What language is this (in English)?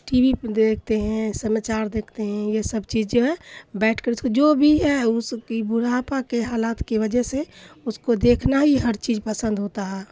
Urdu